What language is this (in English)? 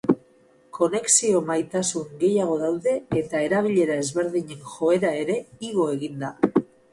Basque